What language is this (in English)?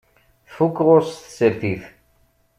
Kabyle